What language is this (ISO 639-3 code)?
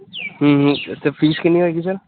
pan